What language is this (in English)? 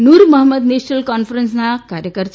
Gujarati